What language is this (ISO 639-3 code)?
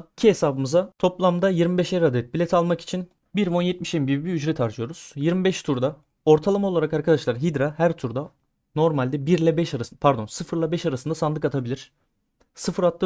tur